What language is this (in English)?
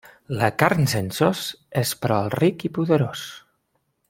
Catalan